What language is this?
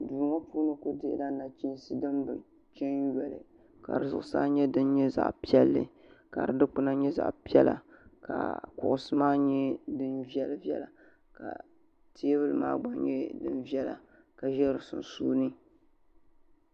Dagbani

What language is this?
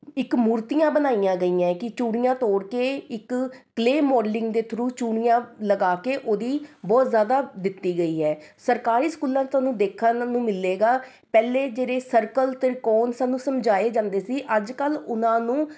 Punjabi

